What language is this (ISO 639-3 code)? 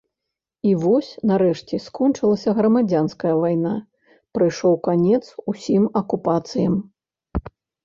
bel